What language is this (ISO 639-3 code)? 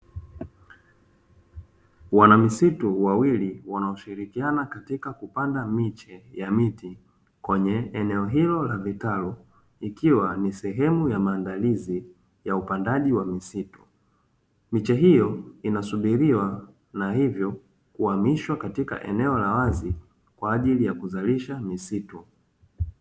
swa